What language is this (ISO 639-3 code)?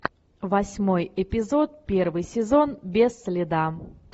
rus